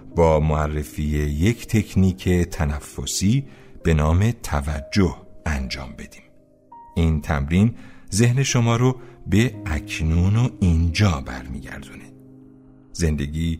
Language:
Persian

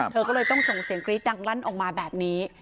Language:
Thai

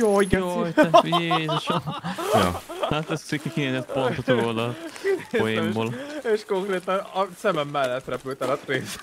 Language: Hungarian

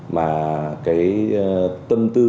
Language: Vietnamese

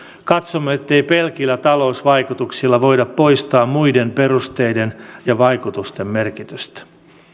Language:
Finnish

